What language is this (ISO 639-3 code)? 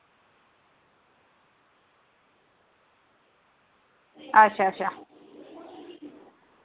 doi